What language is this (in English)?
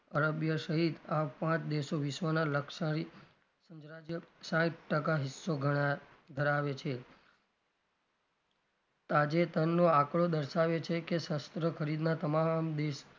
Gujarati